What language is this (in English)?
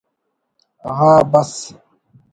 Brahui